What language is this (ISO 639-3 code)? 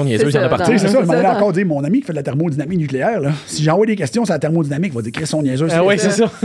fra